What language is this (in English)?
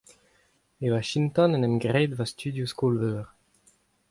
Breton